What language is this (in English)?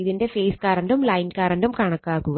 Malayalam